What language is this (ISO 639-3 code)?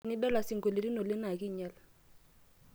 mas